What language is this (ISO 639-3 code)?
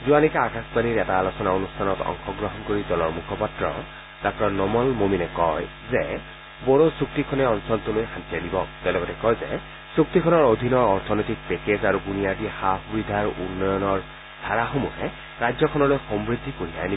asm